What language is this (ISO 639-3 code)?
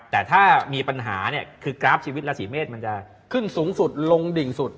tha